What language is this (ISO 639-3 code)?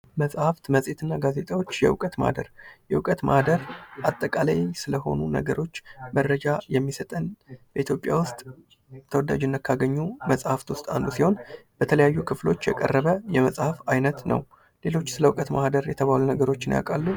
amh